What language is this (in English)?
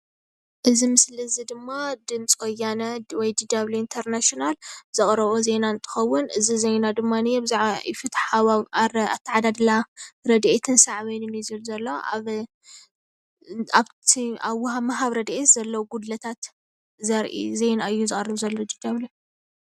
Tigrinya